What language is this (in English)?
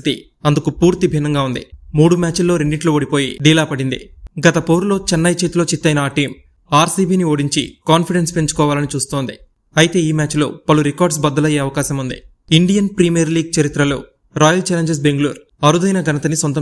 Romanian